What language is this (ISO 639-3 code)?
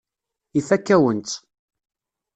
kab